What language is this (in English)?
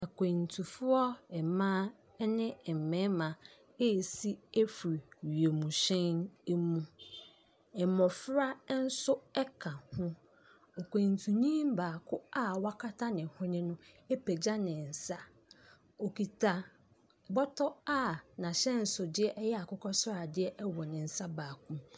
Akan